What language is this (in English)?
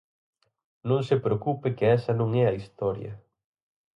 Galician